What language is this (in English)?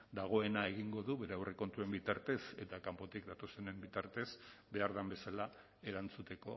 Basque